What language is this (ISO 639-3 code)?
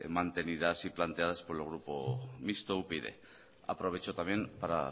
spa